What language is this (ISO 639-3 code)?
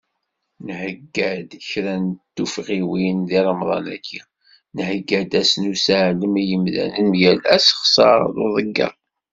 kab